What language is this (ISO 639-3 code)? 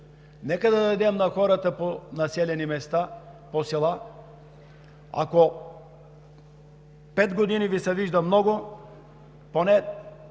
bul